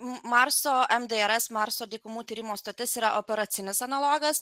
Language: Lithuanian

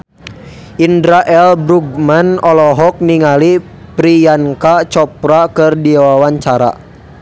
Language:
Sundanese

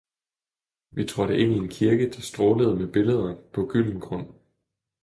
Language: Danish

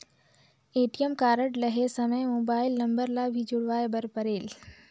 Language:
Chhattisgarhi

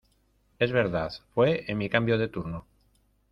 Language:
Spanish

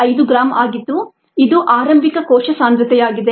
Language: Kannada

